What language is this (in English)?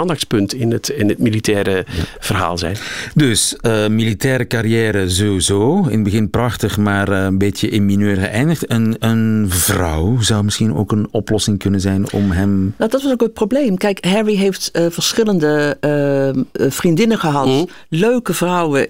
Dutch